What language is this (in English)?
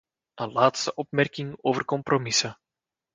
Dutch